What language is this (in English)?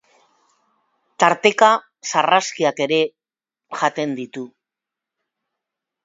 Basque